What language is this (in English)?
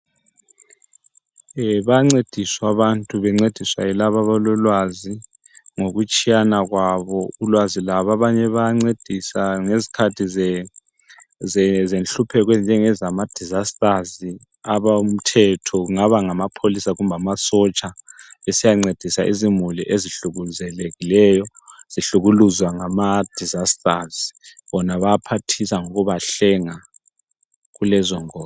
North Ndebele